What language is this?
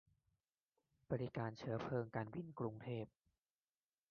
Thai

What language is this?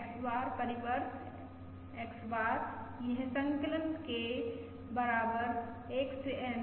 Hindi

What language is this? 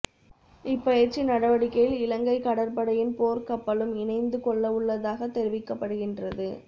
Tamil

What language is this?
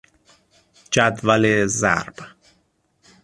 Persian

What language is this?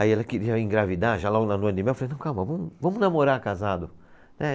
Portuguese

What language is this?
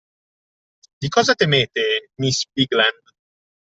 Italian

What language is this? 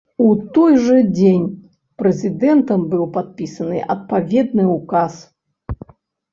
Belarusian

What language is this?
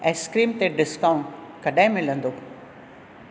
Sindhi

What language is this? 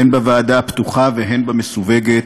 Hebrew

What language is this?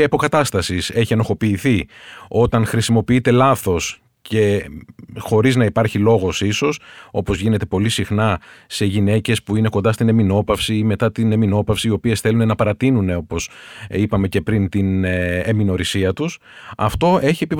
Greek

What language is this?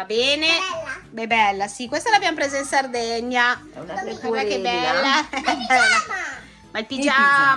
Italian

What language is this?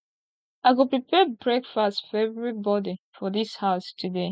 Nigerian Pidgin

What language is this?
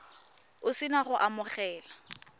Tswana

